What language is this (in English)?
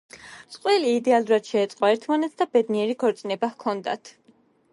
Georgian